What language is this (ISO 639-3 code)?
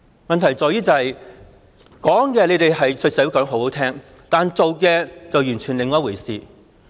yue